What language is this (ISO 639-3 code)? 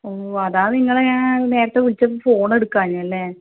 mal